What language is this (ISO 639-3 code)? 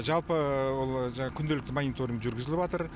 kaz